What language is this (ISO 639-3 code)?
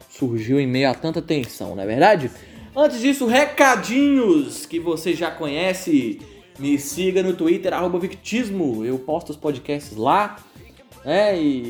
por